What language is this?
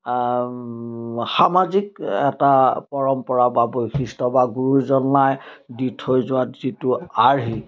Assamese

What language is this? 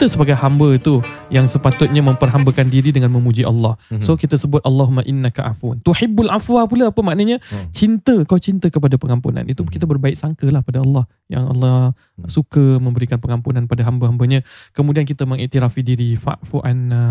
Malay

